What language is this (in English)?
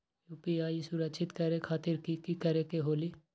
Magahi